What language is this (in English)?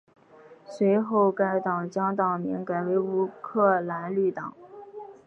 Chinese